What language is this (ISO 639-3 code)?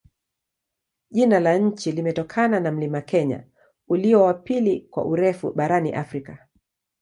swa